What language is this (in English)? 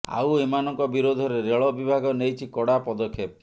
Odia